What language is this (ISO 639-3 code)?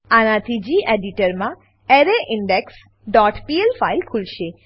guj